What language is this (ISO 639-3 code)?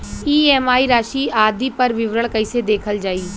bho